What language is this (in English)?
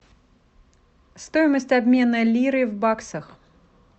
Russian